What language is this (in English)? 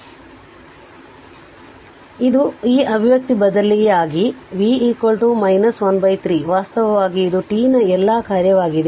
Kannada